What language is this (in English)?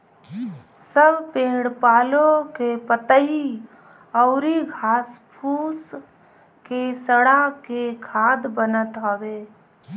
Bhojpuri